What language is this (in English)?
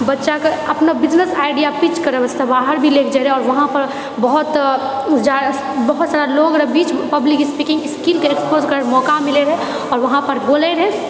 Maithili